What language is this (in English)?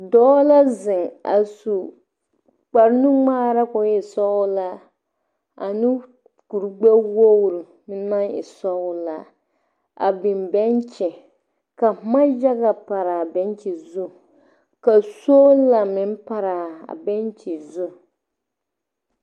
Southern Dagaare